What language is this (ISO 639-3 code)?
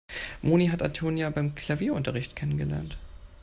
deu